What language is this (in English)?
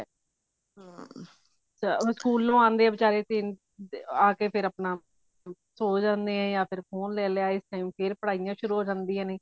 Punjabi